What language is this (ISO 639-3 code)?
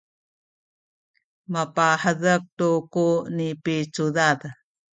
szy